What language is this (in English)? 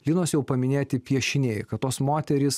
Lithuanian